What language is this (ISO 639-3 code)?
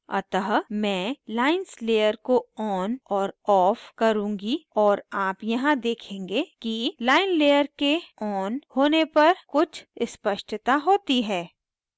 hin